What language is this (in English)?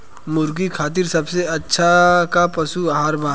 Bhojpuri